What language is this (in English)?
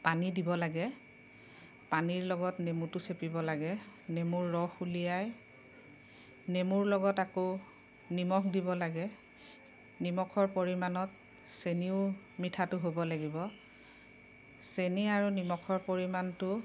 Assamese